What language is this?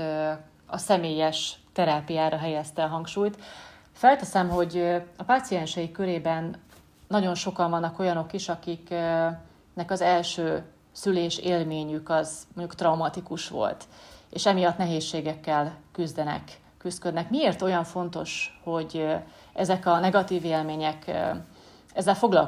Hungarian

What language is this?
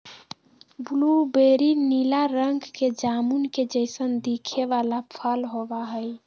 Magahi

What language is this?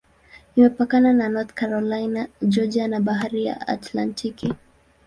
Swahili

